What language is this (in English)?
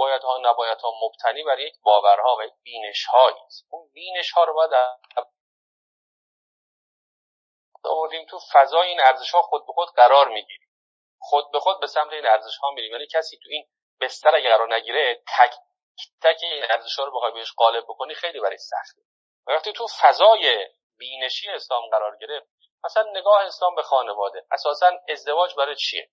Persian